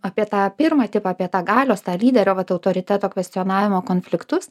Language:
Lithuanian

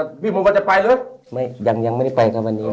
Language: Thai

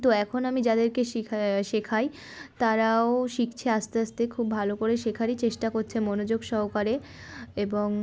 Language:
Bangla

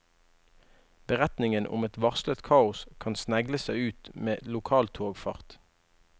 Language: Norwegian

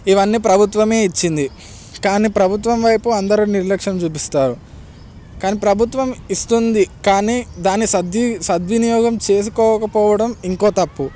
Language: Telugu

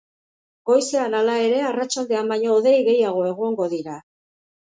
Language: Basque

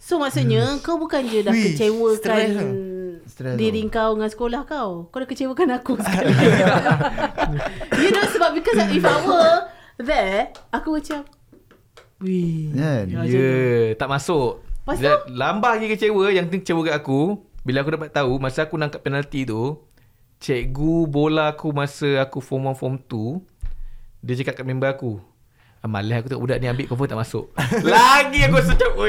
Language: Malay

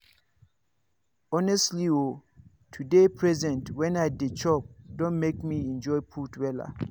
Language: Nigerian Pidgin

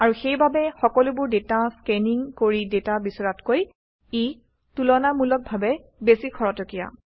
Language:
Assamese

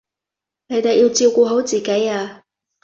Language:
Cantonese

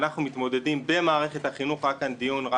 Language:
Hebrew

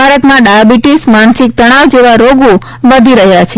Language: Gujarati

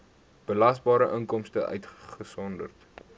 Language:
Afrikaans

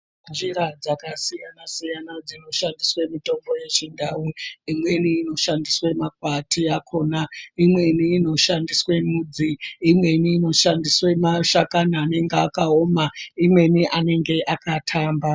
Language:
Ndau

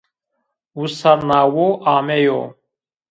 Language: Zaza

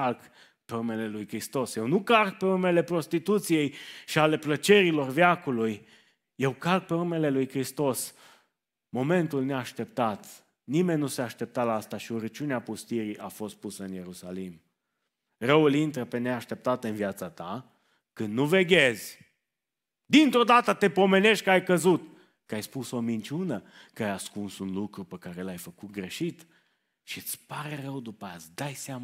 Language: Romanian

